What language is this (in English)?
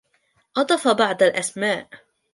Arabic